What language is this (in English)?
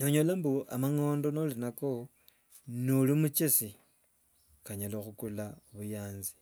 Wanga